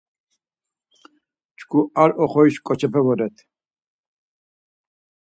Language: Laz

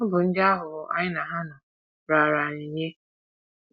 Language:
Igbo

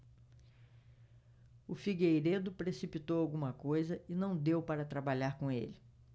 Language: Portuguese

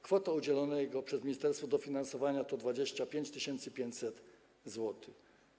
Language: Polish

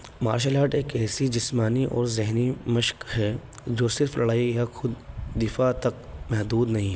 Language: Urdu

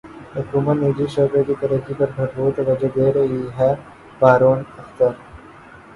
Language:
Urdu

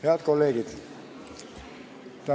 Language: Estonian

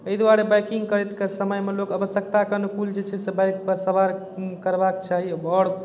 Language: Maithili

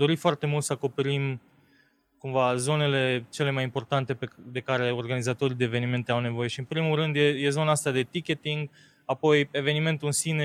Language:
Romanian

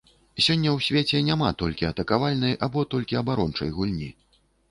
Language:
Belarusian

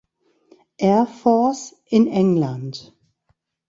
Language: German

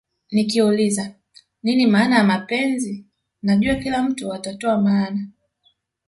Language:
Swahili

